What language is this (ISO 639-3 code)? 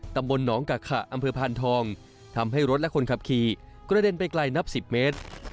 tha